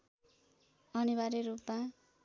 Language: Nepali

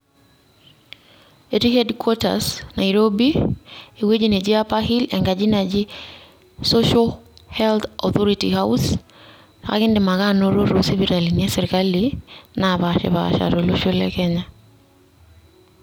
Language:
Masai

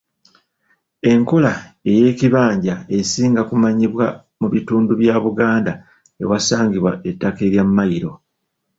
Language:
Ganda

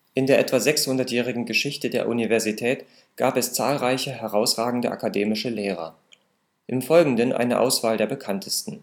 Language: German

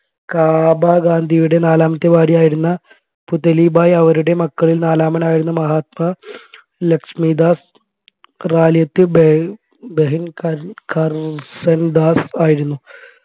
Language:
Malayalam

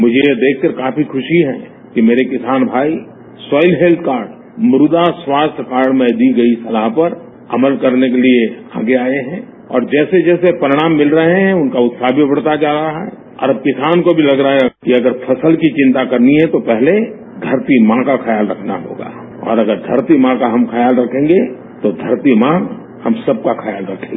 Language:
Hindi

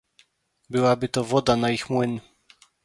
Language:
Polish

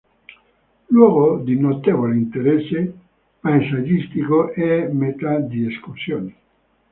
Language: Italian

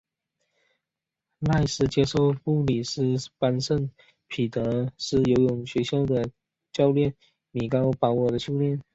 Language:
Chinese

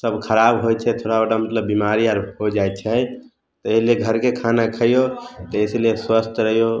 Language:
Maithili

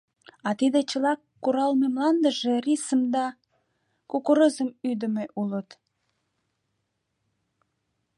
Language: Mari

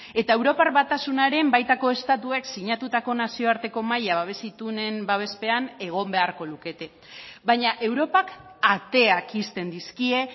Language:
Basque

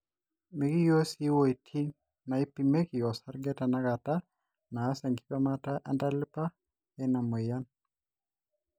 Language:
Masai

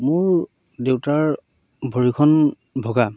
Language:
Assamese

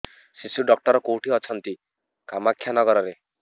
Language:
Odia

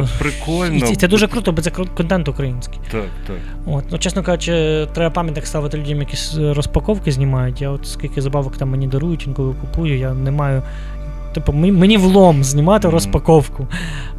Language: Ukrainian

